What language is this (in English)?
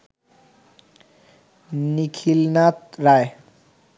Bangla